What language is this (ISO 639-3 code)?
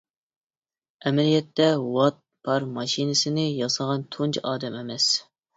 uig